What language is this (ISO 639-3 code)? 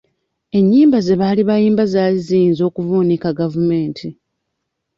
lug